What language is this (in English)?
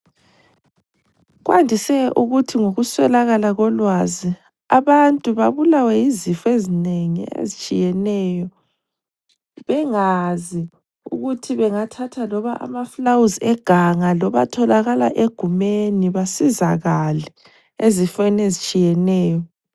North Ndebele